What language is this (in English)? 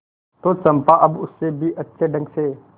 Hindi